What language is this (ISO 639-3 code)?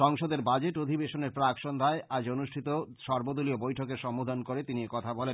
ben